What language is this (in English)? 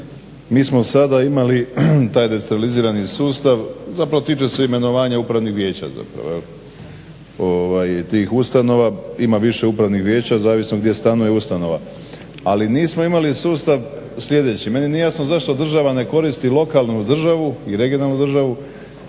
Croatian